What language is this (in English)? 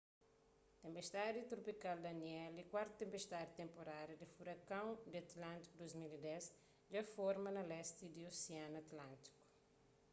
Kabuverdianu